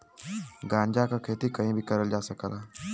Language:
Bhojpuri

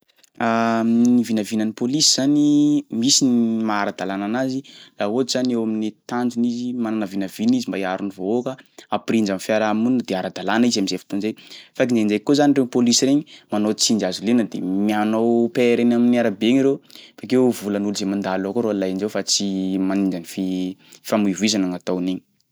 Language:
Sakalava Malagasy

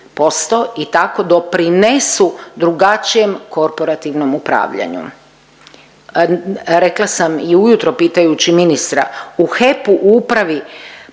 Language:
Croatian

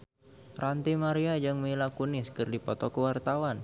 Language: Sundanese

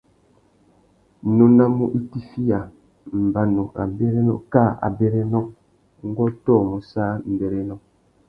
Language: Tuki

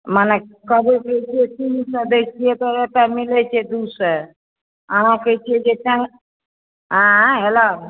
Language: Maithili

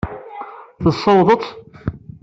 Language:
Kabyle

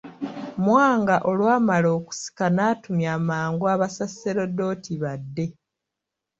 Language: Ganda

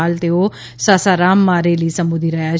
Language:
Gujarati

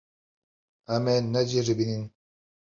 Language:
Kurdish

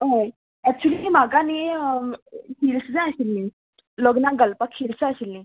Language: Konkani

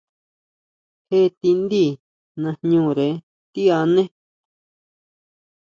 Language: Huautla Mazatec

